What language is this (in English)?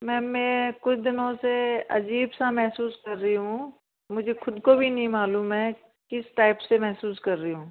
Hindi